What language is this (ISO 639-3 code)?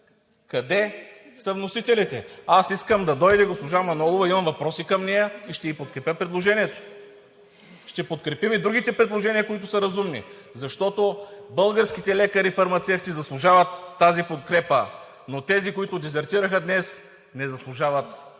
bul